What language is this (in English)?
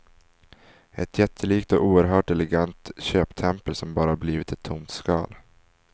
Swedish